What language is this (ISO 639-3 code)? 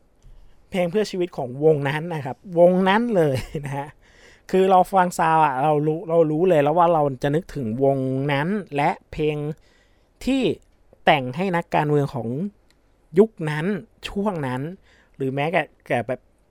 tha